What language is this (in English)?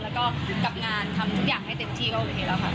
Thai